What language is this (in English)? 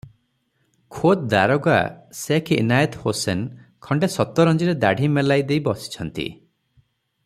Odia